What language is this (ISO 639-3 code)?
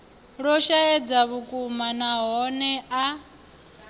ven